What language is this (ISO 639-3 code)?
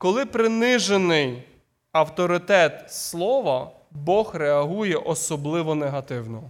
ukr